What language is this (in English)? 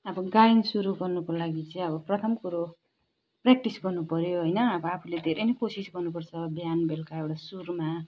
Nepali